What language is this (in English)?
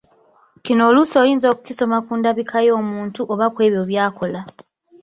Ganda